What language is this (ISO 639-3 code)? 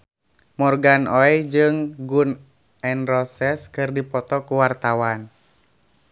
sun